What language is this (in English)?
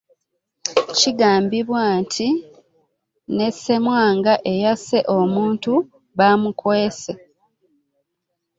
Ganda